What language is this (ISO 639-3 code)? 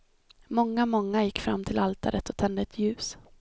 swe